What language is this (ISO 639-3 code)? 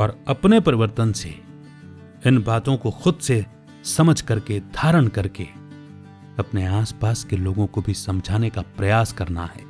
hin